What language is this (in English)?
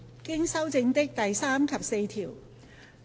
Cantonese